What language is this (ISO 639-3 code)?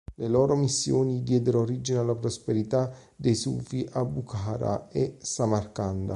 ita